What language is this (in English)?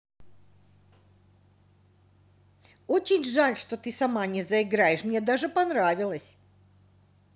Russian